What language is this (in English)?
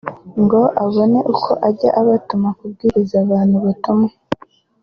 Kinyarwanda